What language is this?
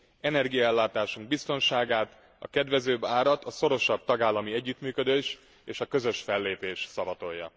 Hungarian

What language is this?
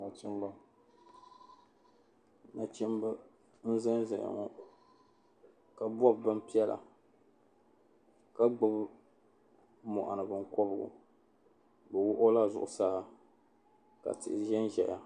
Dagbani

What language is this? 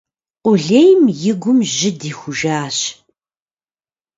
Kabardian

